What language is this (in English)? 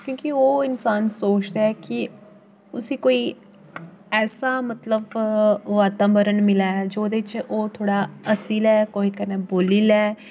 Dogri